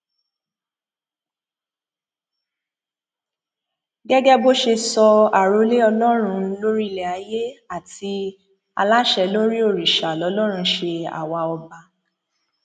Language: Yoruba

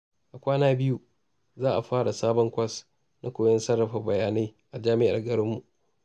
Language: Hausa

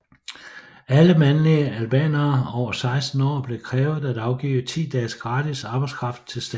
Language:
Danish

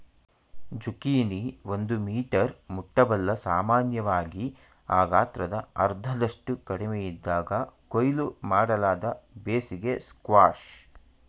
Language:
Kannada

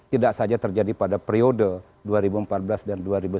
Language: Indonesian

